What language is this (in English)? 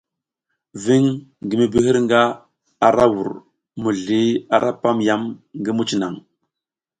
South Giziga